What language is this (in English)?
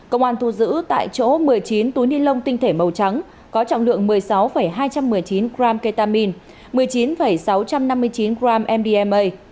Vietnamese